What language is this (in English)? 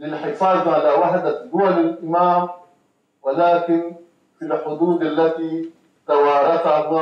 Arabic